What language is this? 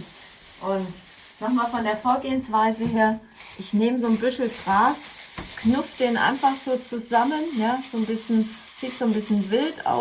German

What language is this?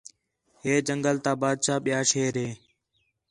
Khetrani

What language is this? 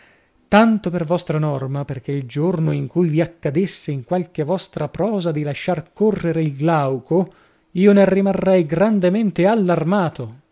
Italian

